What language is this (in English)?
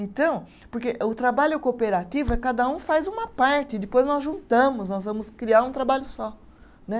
Portuguese